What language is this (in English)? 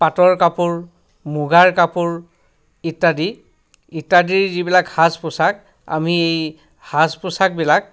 Assamese